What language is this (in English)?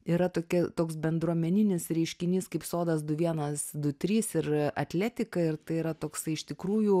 Lithuanian